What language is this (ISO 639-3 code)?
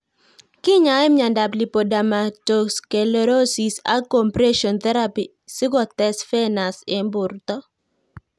kln